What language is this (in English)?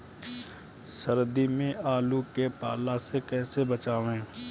Bhojpuri